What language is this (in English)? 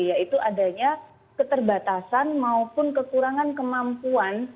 Indonesian